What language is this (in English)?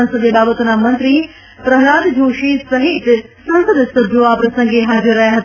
Gujarati